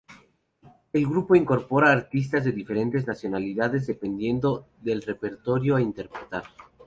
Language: Spanish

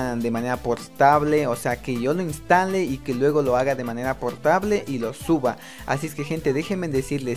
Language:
Spanish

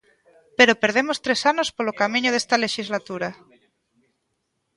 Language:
Galician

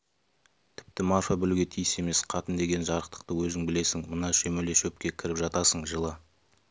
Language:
Kazakh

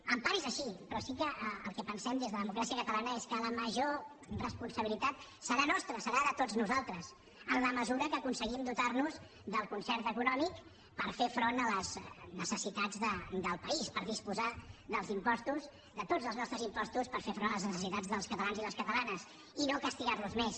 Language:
Catalan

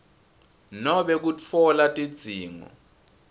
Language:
Swati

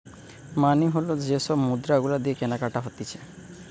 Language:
Bangla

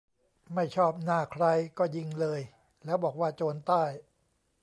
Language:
Thai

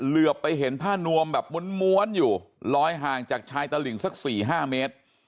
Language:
Thai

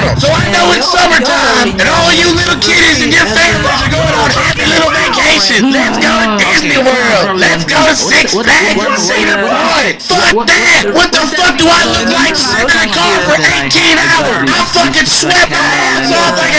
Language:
English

